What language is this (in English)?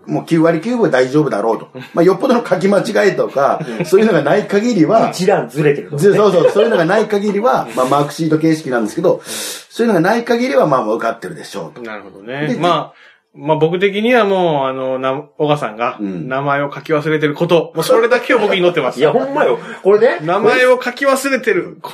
Japanese